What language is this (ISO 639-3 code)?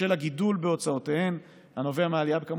heb